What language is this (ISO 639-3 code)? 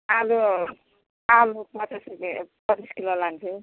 nep